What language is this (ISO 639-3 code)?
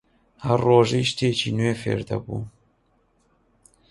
ckb